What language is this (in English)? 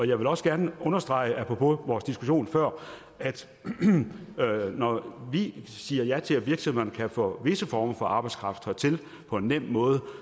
Danish